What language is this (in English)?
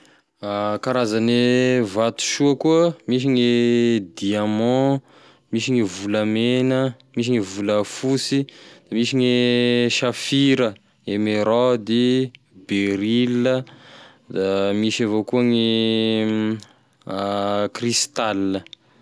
Tesaka Malagasy